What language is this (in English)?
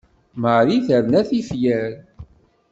Kabyle